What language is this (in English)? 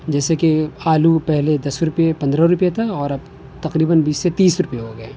Urdu